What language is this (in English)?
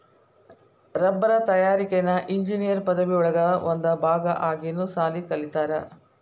Kannada